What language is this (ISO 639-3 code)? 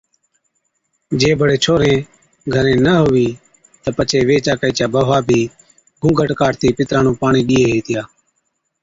odk